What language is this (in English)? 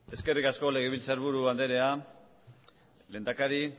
Basque